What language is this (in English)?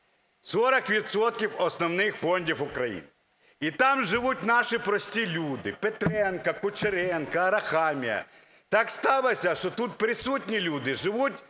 Ukrainian